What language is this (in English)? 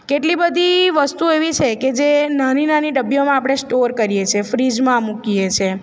Gujarati